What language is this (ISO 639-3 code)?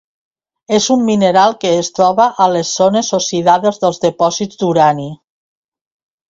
cat